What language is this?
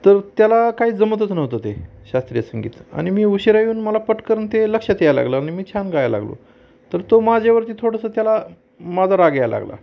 Marathi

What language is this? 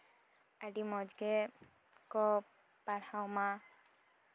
Santali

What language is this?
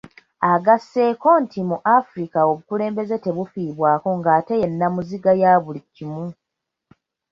Ganda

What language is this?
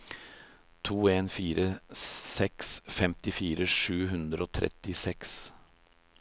Norwegian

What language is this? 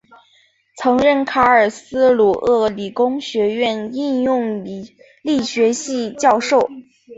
Chinese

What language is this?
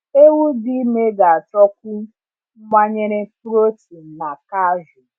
Igbo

